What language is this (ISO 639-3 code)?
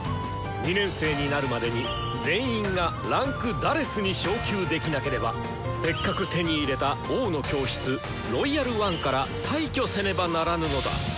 jpn